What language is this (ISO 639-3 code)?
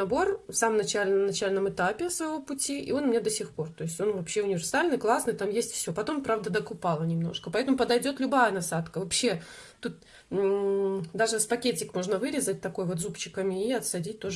rus